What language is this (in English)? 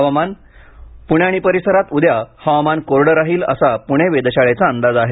Marathi